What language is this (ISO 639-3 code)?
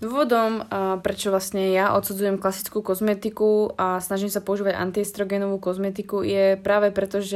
slk